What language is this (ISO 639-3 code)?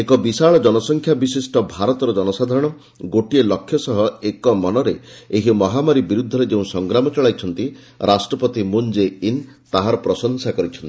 ori